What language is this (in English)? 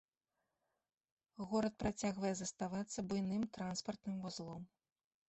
Belarusian